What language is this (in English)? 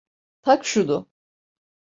Turkish